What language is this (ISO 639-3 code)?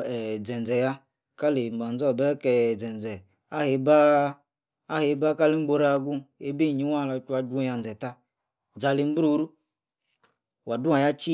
ekr